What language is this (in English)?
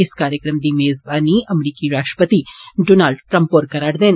Dogri